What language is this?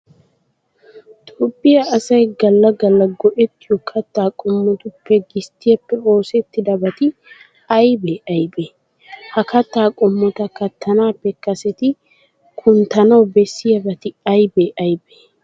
Wolaytta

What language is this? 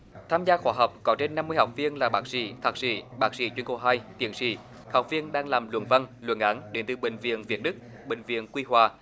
Vietnamese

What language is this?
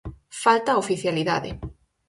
Galician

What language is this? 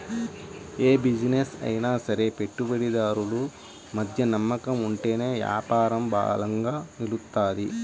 Telugu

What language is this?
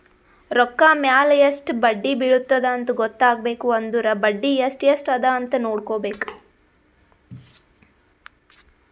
Kannada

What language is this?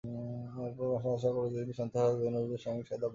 Bangla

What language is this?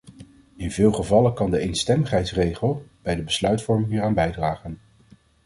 Dutch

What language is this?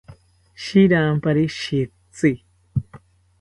South Ucayali Ashéninka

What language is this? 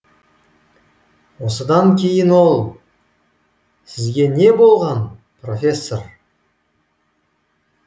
Kazakh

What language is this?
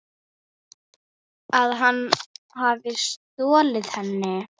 Icelandic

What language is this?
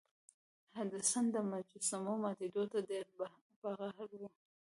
Pashto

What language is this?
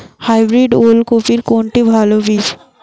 Bangla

